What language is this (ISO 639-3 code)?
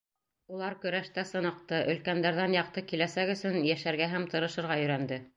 bak